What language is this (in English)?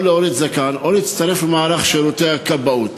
Hebrew